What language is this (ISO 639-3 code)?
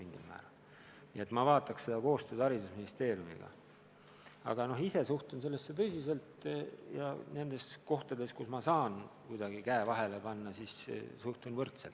est